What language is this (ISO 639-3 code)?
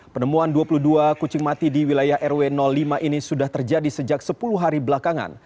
ind